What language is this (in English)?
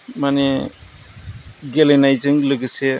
Bodo